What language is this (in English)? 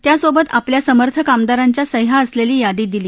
Marathi